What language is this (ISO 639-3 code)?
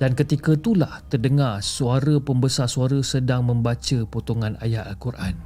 msa